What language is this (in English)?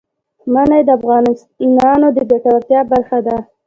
Pashto